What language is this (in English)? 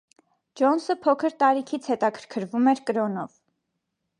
Armenian